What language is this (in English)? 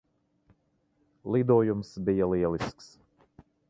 Latvian